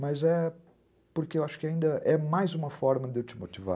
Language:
Portuguese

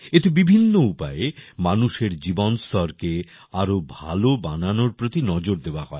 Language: Bangla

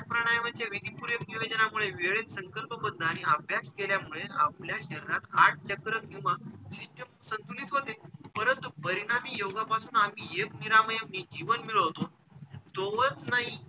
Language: Marathi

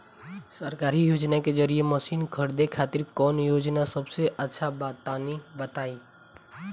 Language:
Bhojpuri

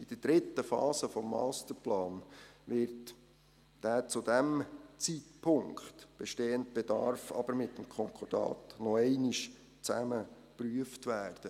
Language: Swiss German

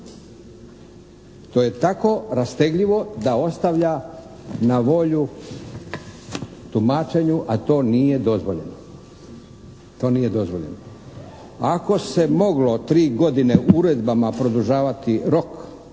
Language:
Croatian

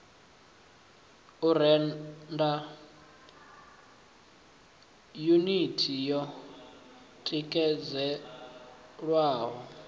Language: Venda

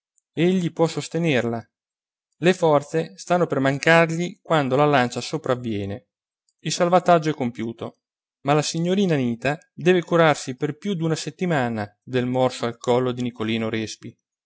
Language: Italian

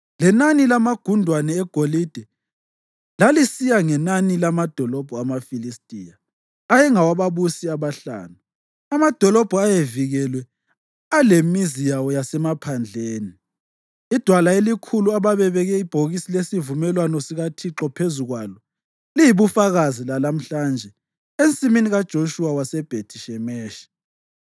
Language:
North Ndebele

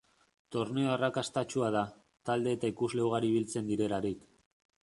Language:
Basque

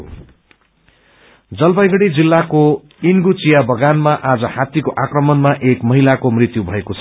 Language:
Nepali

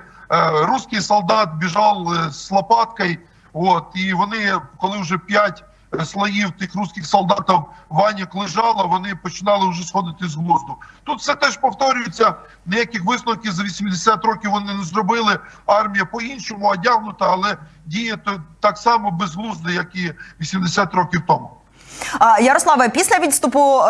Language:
Ukrainian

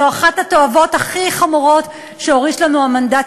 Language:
Hebrew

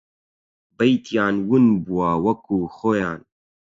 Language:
Central Kurdish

